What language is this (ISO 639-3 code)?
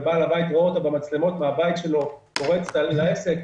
heb